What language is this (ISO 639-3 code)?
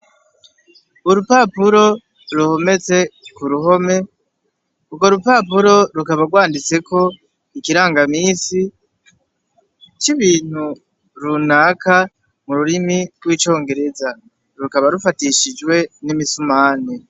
run